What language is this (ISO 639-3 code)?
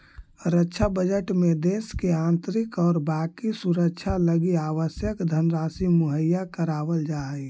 mag